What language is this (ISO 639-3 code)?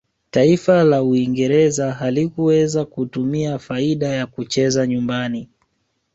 swa